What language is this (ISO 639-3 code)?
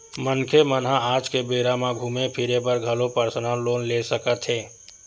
hne